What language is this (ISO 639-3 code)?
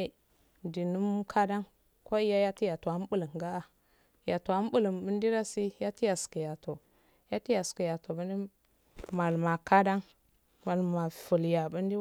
aal